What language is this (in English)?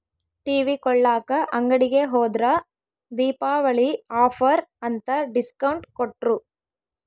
Kannada